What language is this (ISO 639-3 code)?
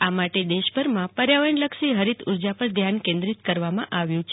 guj